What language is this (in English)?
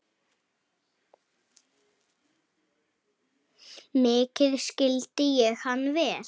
Icelandic